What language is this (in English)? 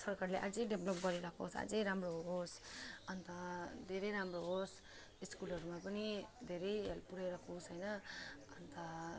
Nepali